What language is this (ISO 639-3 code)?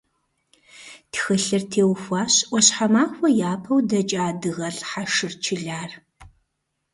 kbd